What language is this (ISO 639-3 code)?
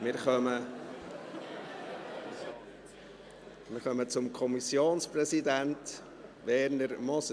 gsw